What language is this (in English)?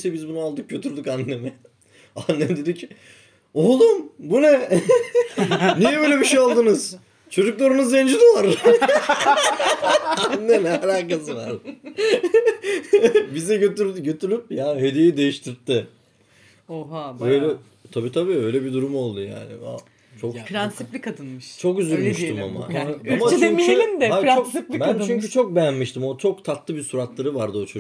Turkish